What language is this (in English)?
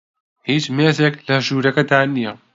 Central Kurdish